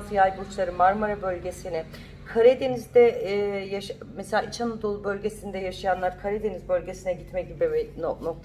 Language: Turkish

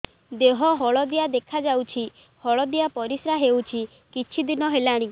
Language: Odia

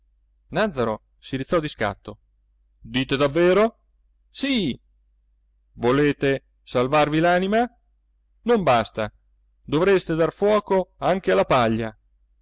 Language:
Italian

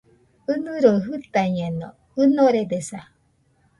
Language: Nüpode Huitoto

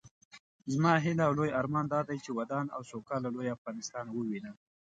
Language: Pashto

